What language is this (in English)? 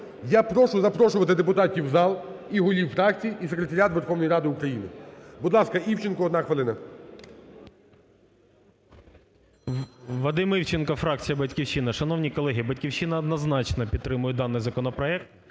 Ukrainian